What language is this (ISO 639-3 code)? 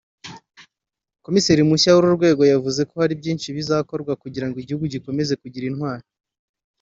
kin